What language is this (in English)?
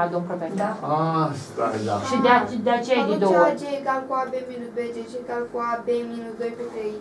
Romanian